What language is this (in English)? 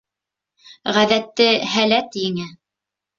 Bashkir